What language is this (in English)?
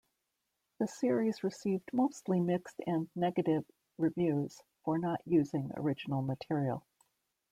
English